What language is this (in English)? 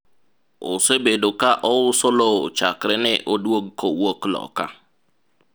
Luo (Kenya and Tanzania)